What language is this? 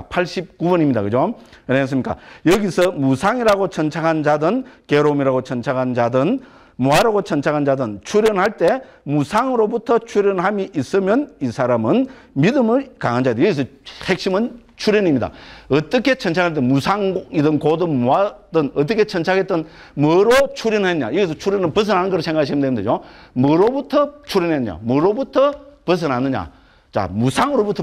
Korean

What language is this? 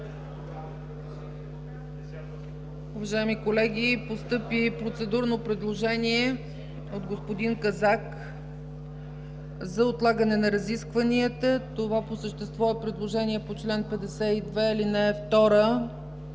Bulgarian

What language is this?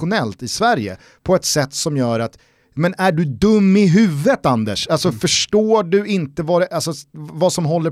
Swedish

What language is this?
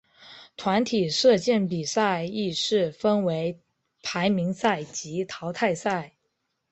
Chinese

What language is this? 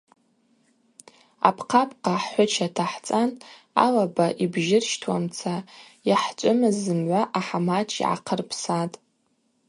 Abaza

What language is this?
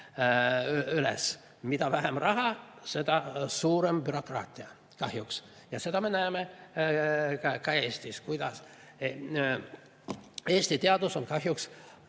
Estonian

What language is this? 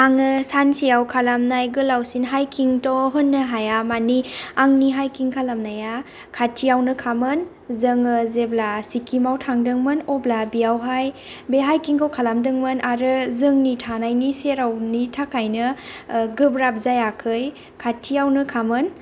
Bodo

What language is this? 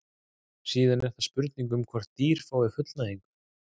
Icelandic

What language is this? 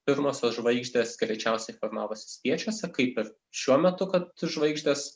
Lithuanian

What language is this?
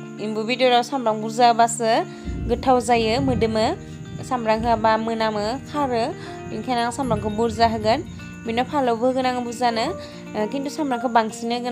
Indonesian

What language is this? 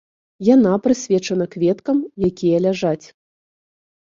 Belarusian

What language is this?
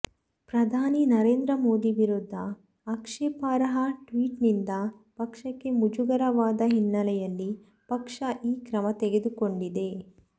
Kannada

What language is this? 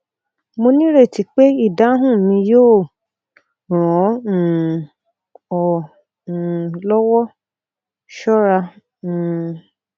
Yoruba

